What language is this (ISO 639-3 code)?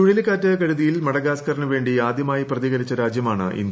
mal